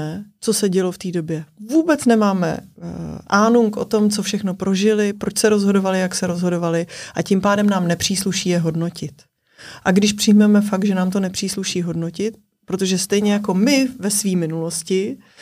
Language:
Czech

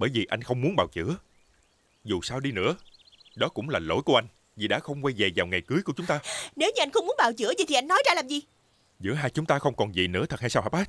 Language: Vietnamese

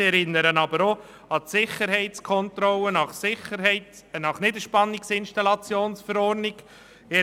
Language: Swiss German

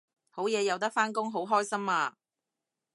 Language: Cantonese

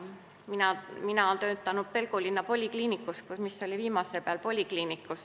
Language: Estonian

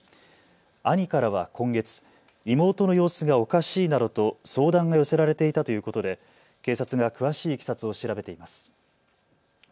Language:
Japanese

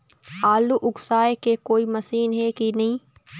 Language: Chhattisgarhi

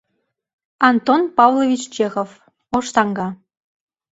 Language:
Mari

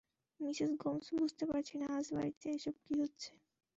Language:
Bangla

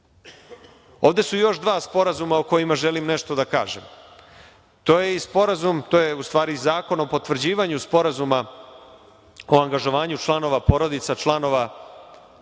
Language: Serbian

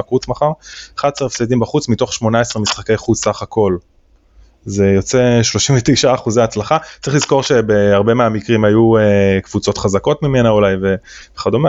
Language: Hebrew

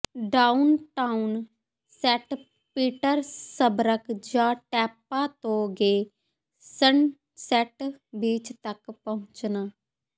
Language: Punjabi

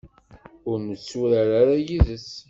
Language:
Kabyle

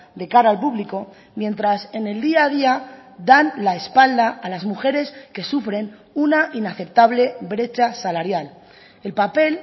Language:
Spanish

